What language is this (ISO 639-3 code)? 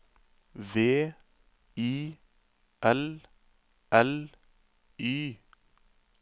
nor